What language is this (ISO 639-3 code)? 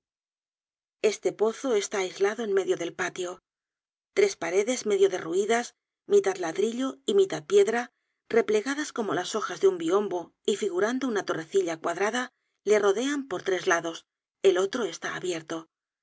spa